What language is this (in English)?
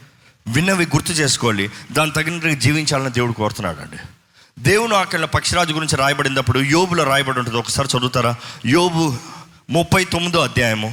Telugu